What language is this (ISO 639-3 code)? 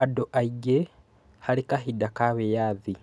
kik